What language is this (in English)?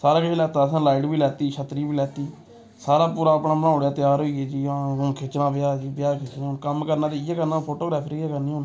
Dogri